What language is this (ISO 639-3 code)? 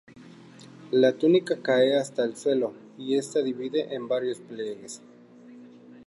spa